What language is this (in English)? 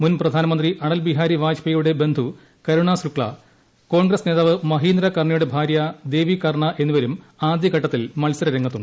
Malayalam